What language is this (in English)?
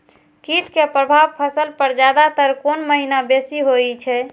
Maithili